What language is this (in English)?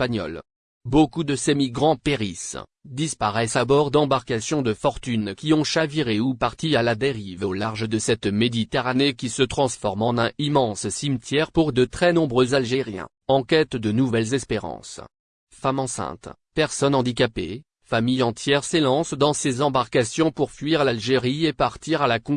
French